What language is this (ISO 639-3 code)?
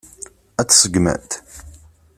kab